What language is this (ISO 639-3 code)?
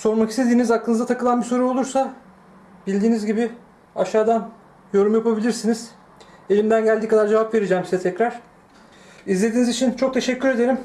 tur